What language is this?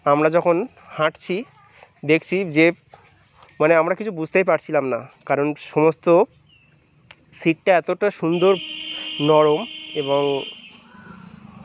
Bangla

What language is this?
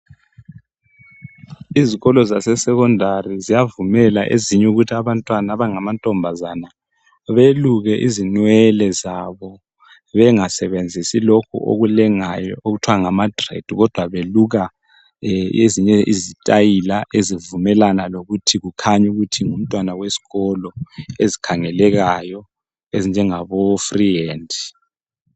North Ndebele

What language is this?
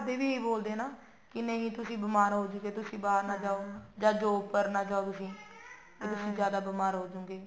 Punjabi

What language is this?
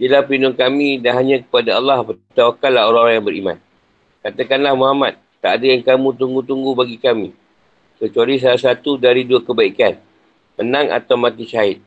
Malay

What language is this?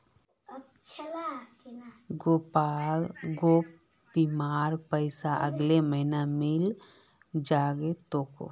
Magahi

